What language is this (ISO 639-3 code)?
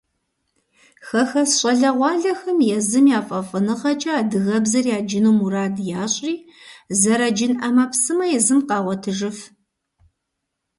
kbd